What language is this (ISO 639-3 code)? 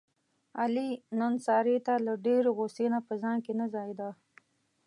pus